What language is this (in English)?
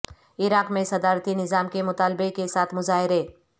Urdu